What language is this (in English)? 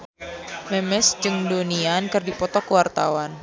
Sundanese